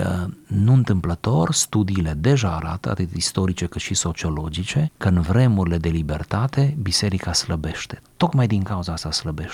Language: Romanian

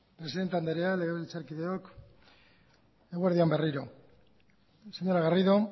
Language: Basque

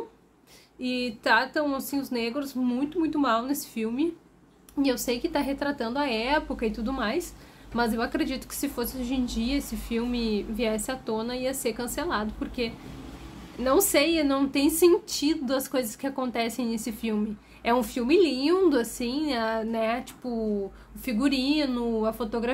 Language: Portuguese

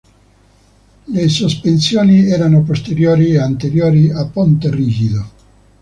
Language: Italian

